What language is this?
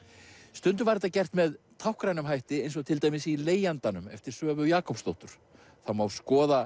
Icelandic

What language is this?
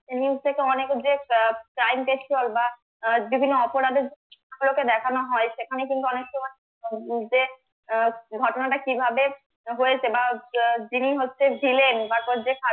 Bangla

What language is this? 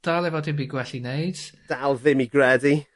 Welsh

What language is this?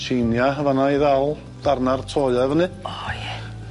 Welsh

